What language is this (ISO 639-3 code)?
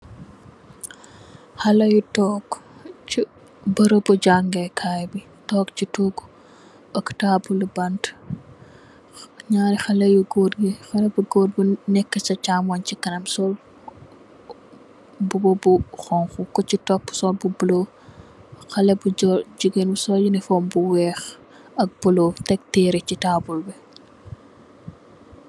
wol